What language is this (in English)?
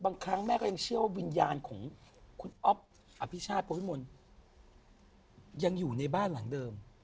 Thai